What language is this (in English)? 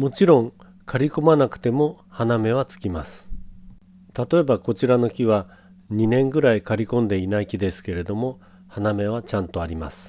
Japanese